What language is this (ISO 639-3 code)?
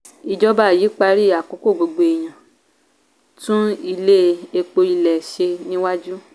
yor